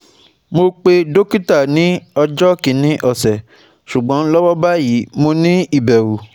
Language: Yoruba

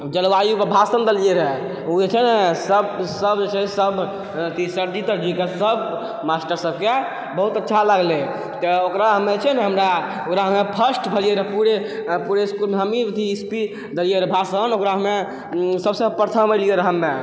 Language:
Maithili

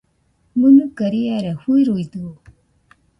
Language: Nüpode Huitoto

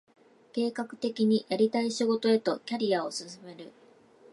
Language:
Japanese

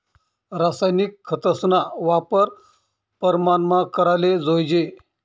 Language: Marathi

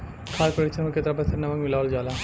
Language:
Bhojpuri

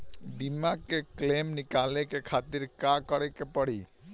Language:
Bhojpuri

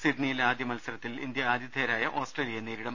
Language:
Malayalam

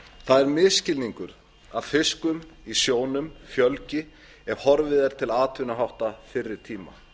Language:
Icelandic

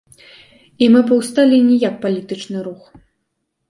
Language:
Belarusian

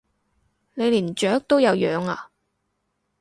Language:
Cantonese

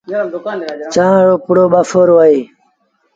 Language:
Sindhi Bhil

